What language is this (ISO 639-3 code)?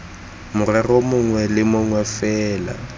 tsn